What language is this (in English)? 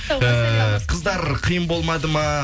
Kazakh